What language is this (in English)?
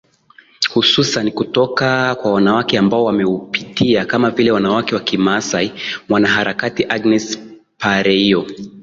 Swahili